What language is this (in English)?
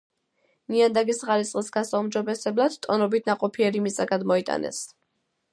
Georgian